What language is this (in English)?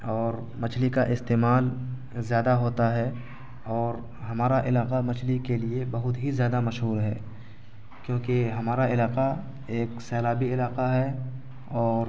Urdu